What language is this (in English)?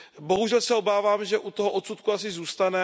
Czech